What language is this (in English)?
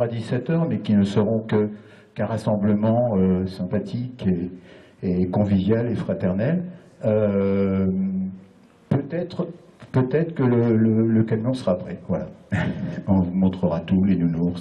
French